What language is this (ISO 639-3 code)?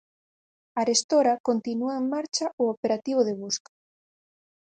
glg